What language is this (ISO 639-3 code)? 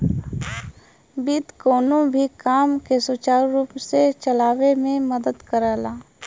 bho